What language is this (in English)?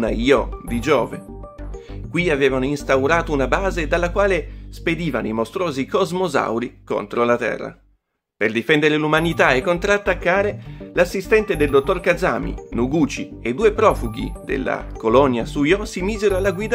Italian